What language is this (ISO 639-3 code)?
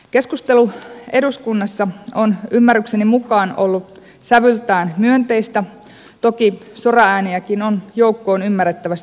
fin